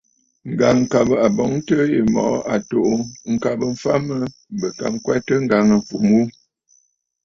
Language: Bafut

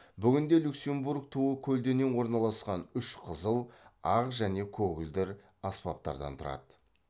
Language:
Kazakh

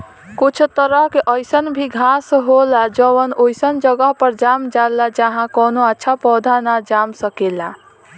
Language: Bhojpuri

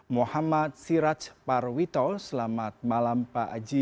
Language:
Indonesian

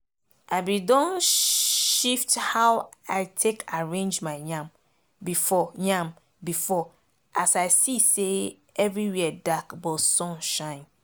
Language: Nigerian Pidgin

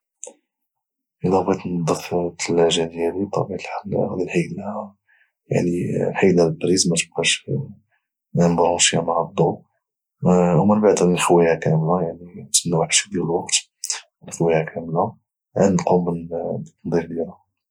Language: Moroccan Arabic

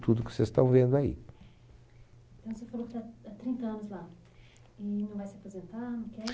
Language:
Portuguese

